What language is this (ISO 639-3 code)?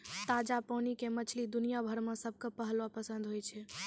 mai